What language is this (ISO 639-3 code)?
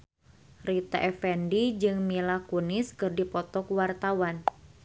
sun